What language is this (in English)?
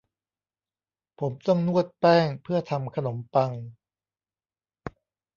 Thai